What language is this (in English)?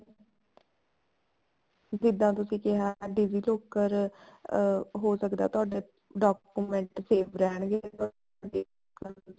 Punjabi